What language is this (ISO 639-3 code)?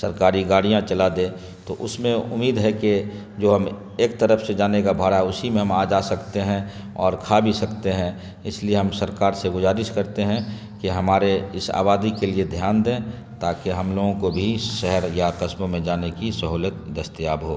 urd